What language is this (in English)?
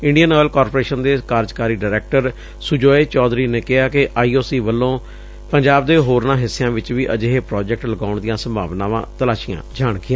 Punjabi